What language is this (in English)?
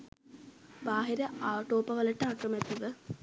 Sinhala